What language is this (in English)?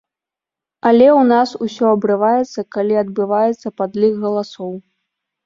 Belarusian